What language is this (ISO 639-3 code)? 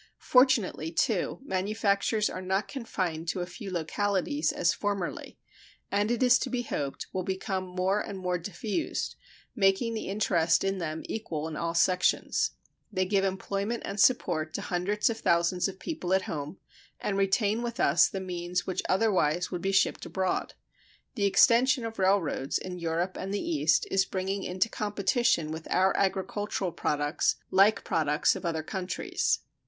eng